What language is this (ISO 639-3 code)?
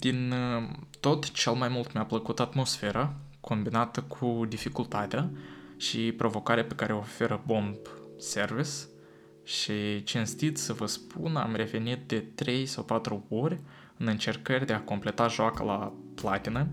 ron